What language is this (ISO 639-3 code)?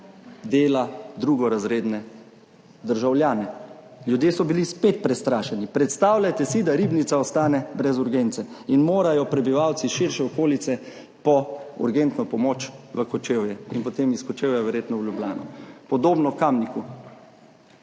slv